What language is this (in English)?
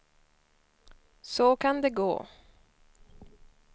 Swedish